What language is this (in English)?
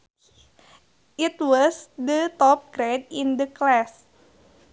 Sundanese